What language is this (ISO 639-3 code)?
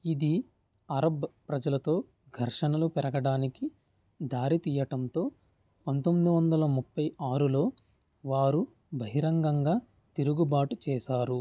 tel